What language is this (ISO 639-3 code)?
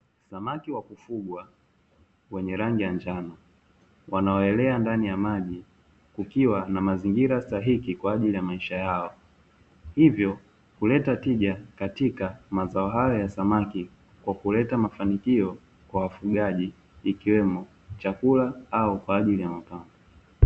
swa